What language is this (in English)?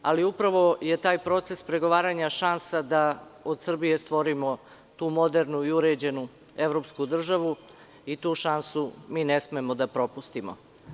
Serbian